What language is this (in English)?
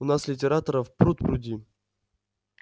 Russian